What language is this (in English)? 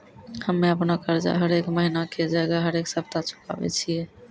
Maithili